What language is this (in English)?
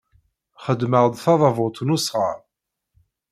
Kabyle